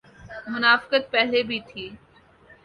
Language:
Urdu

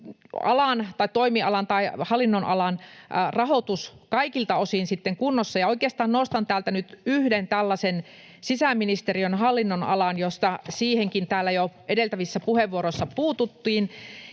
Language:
Finnish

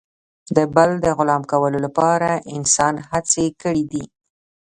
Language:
Pashto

